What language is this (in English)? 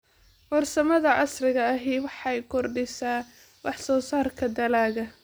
Somali